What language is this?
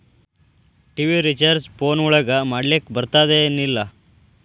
Kannada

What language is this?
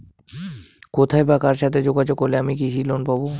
Bangla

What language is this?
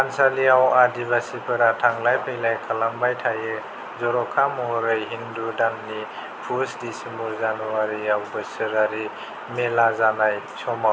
Bodo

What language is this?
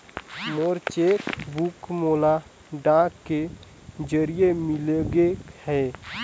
Chhattisgarhi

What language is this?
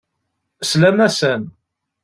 Kabyle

